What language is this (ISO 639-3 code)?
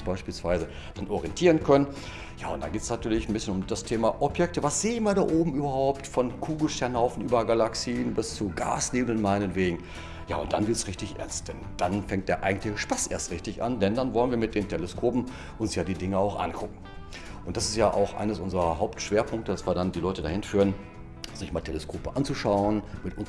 deu